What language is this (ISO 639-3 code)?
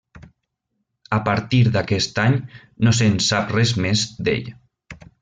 cat